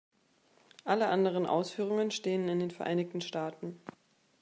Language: German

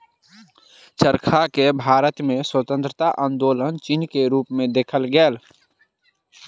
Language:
Maithili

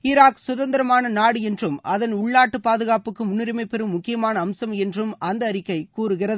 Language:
Tamil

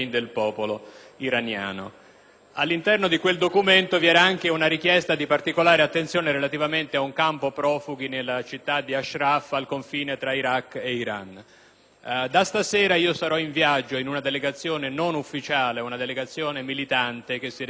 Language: Italian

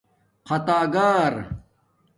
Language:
Domaaki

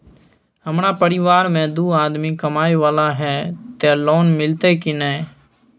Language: Maithili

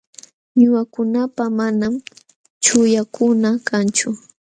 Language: Jauja Wanca Quechua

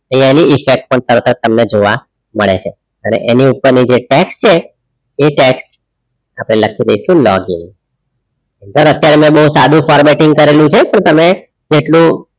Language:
Gujarati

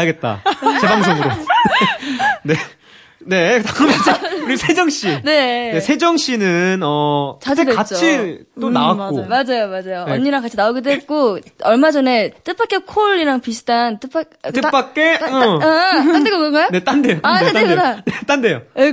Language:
Korean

